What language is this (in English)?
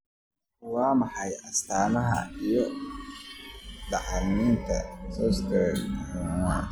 Somali